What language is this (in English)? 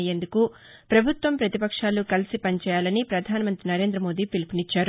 Telugu